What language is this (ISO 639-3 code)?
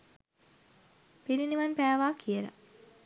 sin